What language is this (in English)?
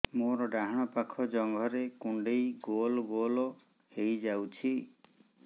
Odia